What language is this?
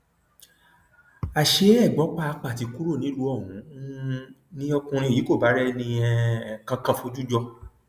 Yoruba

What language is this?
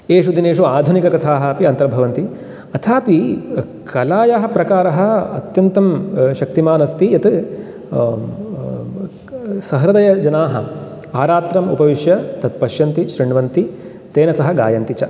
Sanskrit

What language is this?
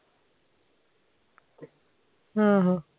Punjabi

